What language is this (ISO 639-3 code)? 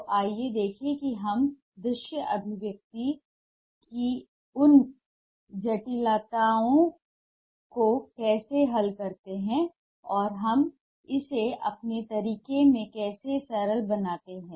hin